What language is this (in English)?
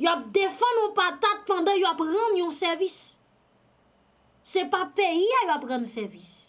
French